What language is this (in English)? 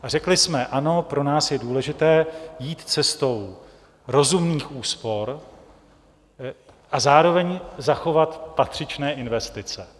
Czech